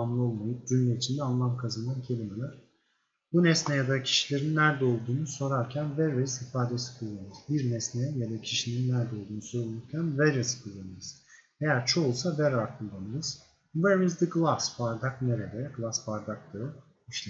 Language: Turkish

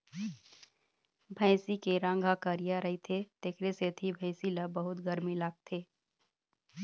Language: Chhattisgarhi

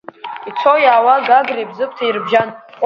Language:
Abkhazian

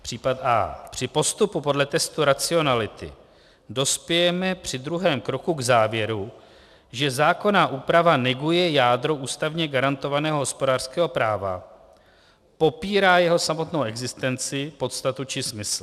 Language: Czech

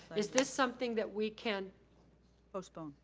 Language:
English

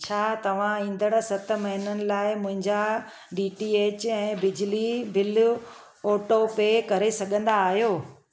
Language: Sindhi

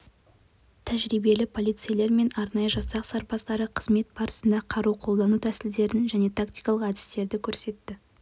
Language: Kazakh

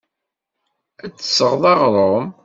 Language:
Kabyle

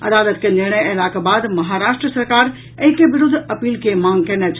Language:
Maithili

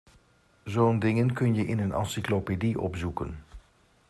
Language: Dutch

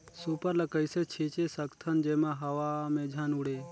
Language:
Chhattisgarhi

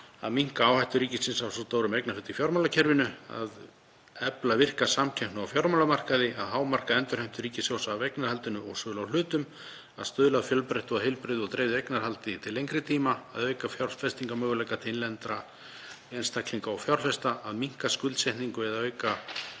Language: Icelandic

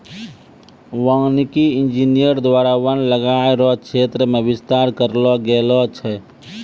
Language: Maithili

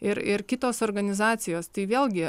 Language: Lithuanian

